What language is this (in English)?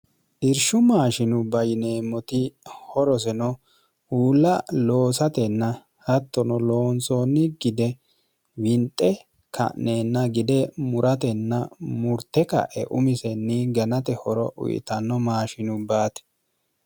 Sidamo